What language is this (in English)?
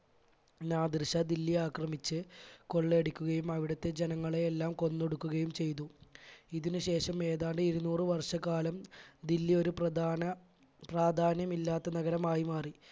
Malayalam